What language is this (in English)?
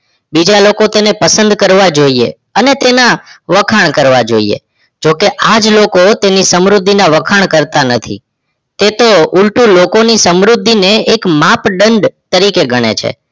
Gujarati